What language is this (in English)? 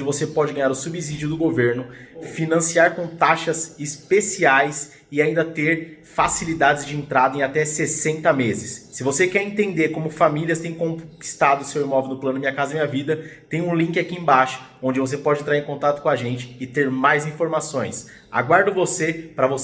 Portuguese